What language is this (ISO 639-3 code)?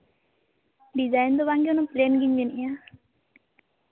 sat